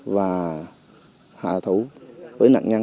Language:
Vietnamese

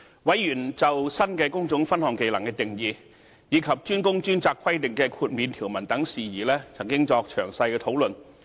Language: Cantonese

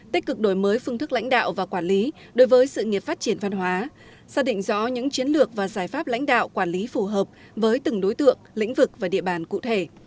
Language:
Vietnamese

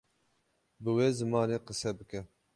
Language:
Kurdish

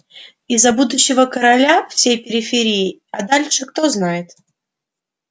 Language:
Russian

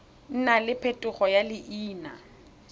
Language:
Tswana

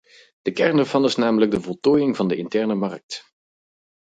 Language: Dutch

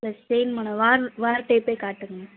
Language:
Tamil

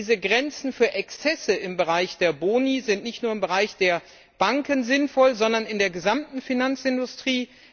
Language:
German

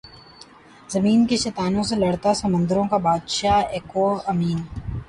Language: Urdu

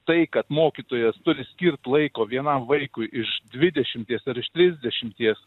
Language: Lithuanian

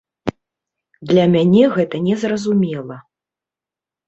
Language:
Belarusian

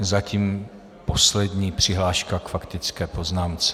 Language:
Czech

